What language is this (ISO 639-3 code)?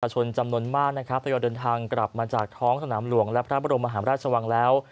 tha